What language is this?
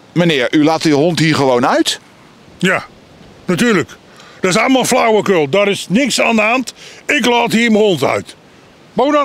Dutch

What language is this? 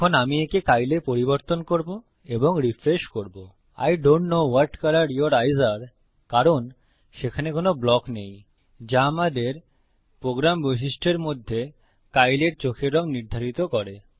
Bangla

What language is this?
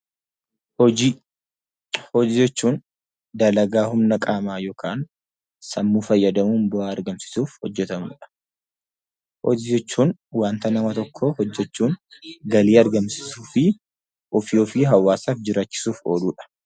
Oromo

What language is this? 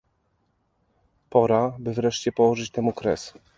Polish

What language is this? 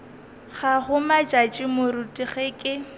Northern Sotho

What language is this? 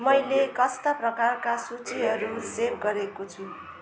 Nepali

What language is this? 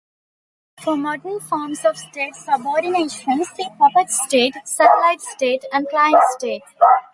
English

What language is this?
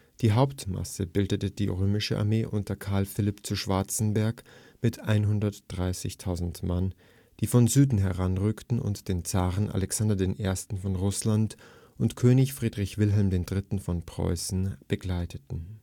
German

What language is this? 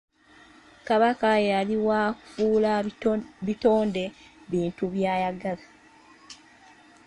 Ganda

